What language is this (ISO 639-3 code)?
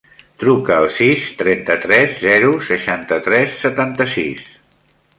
cat